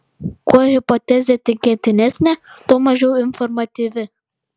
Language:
Lithuanian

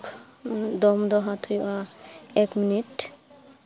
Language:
Santali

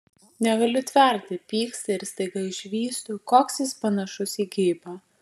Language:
Lithuanian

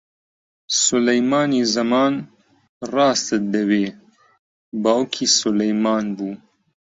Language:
Central Kurdish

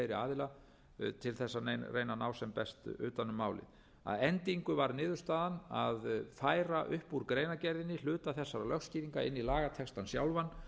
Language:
Icelandic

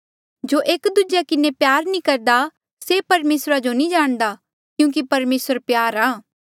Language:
Mandeali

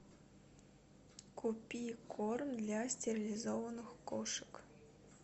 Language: Russian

